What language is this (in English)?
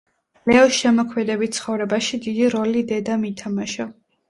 Georgian